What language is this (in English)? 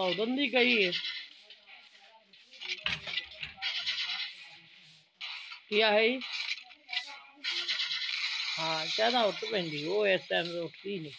Romanian